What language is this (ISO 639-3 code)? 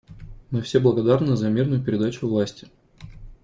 rus